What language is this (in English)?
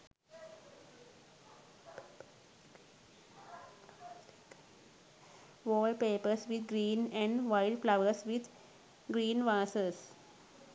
Sinhala